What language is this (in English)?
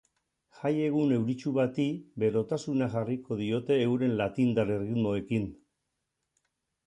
Basque